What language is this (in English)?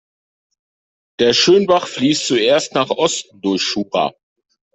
German